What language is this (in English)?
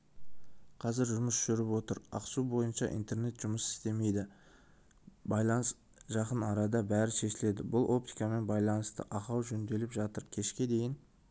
Kazakh